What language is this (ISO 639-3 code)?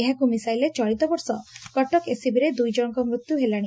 ori